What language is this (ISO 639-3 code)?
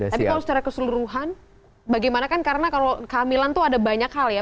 ind